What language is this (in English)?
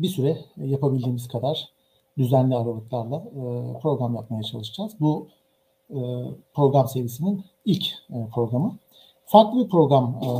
Turkish